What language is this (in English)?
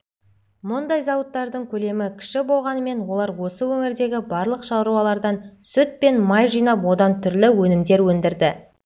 Kazakh